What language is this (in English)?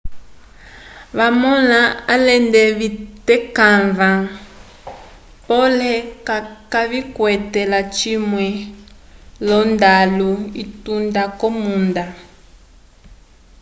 Umbundu